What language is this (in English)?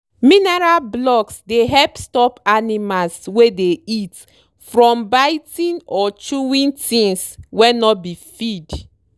Nigerian Pidgin